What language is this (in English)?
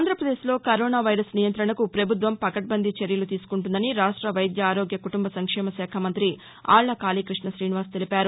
Telugu